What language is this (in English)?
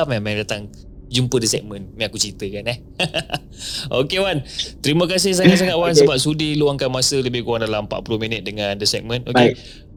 Malay